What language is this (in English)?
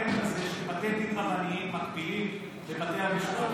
Hebrew